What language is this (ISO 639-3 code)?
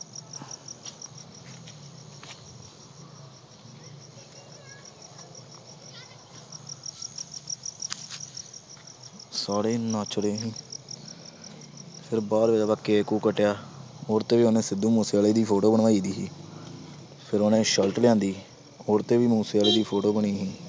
pan